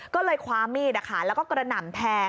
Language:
Thai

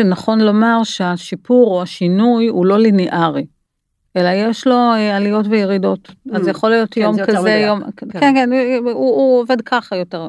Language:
Hebrew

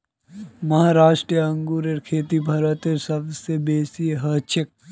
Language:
Magahi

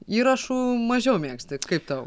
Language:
Lithuanian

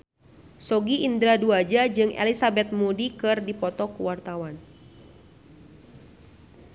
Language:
Sundanese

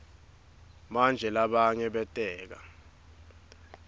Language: Swati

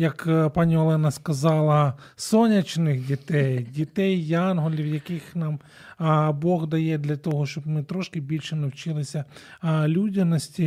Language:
Ukrainian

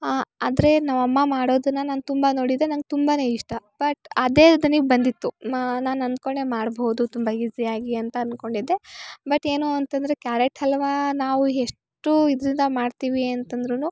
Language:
Kannada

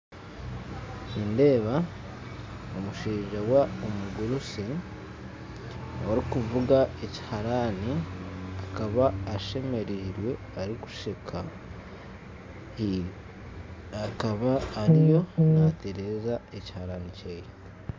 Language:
Nyankole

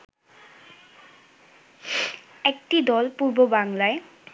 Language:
Bangla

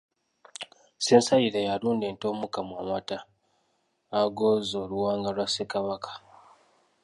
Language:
Ganda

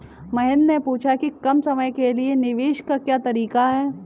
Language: Hindi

